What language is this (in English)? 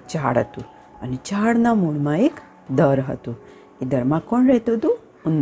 Gujarati